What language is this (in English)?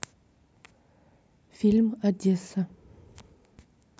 Russian